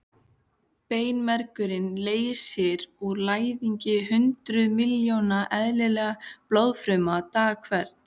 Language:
Icelandic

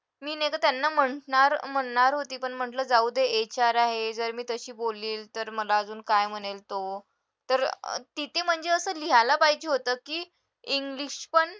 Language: Marathi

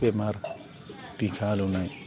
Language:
Bodo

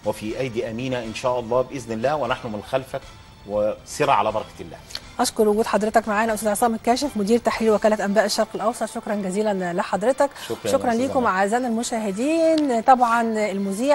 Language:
Arabic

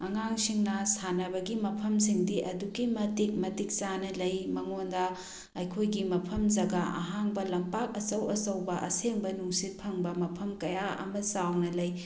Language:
Manipuri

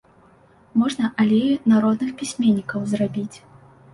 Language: Belarusian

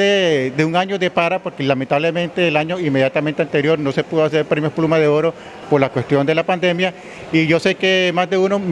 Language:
Spanish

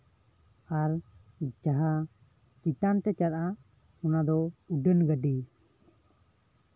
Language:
Santali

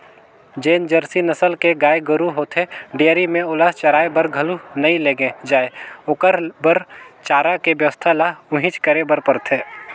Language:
Chhattisgarhi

